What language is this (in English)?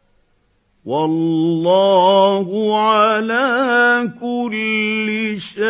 Arabic